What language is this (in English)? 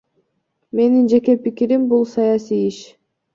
Kyrgyz